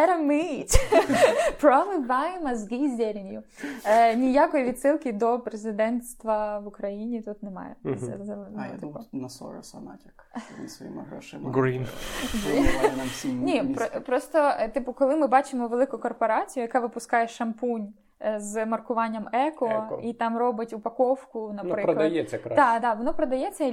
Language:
Ukrainian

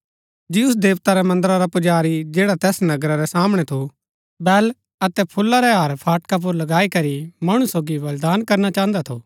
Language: Gaddi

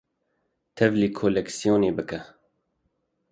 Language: Kurdish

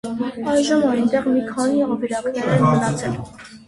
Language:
Armenian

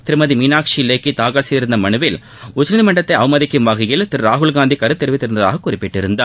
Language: Tamil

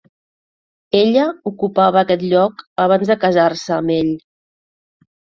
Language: Catalan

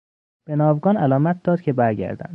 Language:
Persian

